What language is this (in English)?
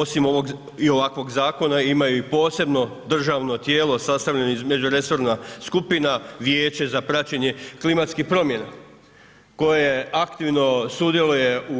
Croatian